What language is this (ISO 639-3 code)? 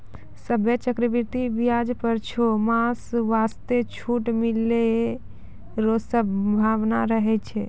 mai